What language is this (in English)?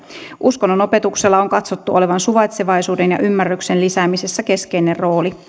Finnish